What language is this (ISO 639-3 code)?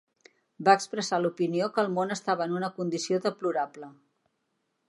cat